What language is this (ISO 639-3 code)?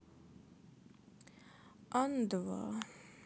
rus